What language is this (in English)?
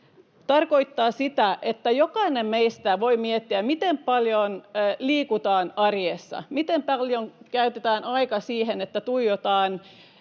Finnish